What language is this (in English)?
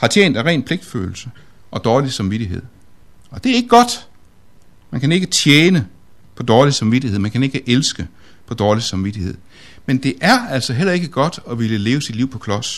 Danish